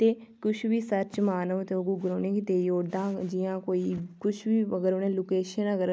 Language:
Dogri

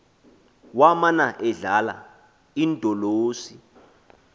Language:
Xhosa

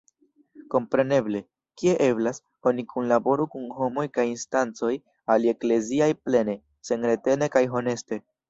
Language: Esperanto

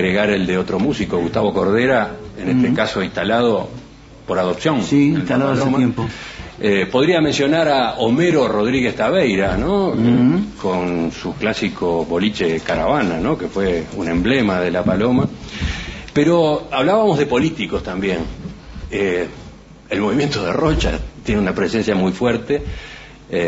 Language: Spanish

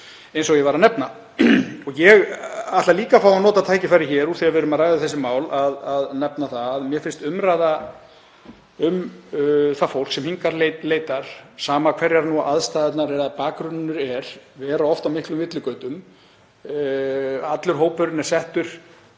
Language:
Icelandic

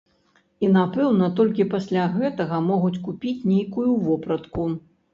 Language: Belarusian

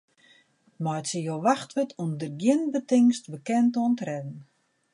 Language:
Western Frisian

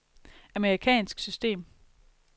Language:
Danish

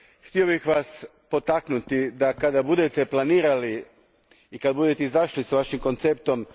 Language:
Croatian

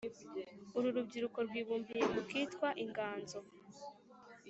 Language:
Kinyarwanda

